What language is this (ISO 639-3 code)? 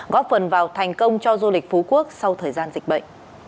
vie